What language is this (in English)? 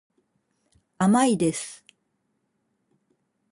Japanese